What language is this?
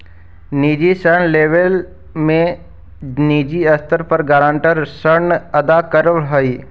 Magahi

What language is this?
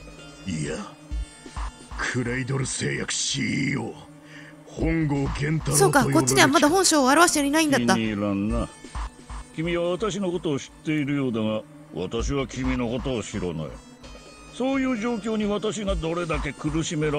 Japanese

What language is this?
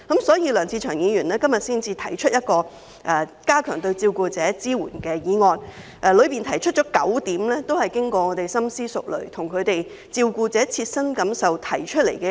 Cantonese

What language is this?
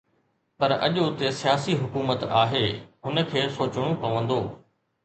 Sindhi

